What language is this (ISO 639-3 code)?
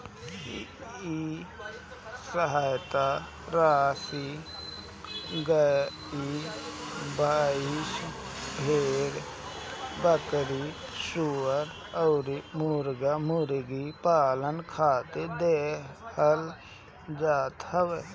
bho